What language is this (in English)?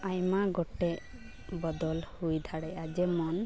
Santali